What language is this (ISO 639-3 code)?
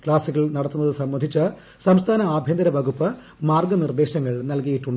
mal